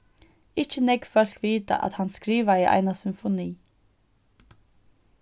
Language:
Faroese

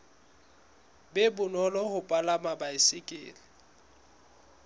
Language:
Southern Sotho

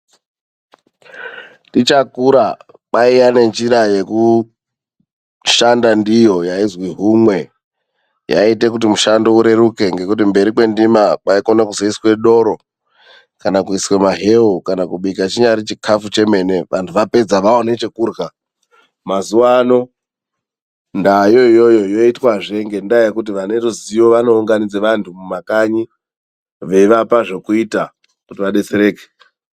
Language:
Ndau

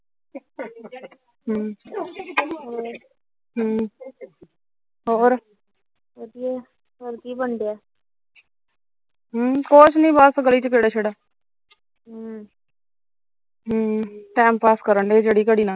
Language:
Punjabi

